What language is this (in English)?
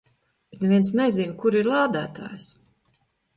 Latvian